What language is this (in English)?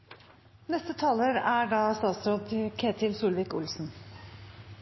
Norwegian Nynorsk